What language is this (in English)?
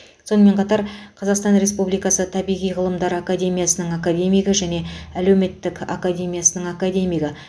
Kazakh